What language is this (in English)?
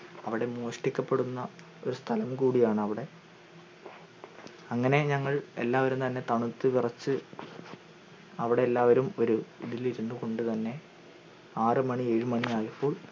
Malayalam